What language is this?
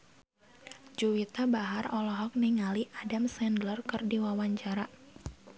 Sundanese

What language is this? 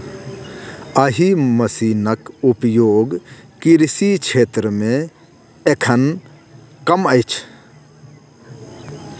Maithili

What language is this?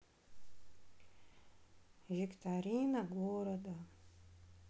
Russian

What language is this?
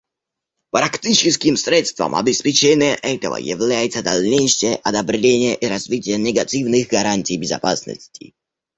Russian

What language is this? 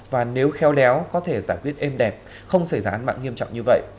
Vietnamese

